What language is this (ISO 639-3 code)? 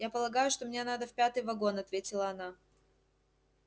rus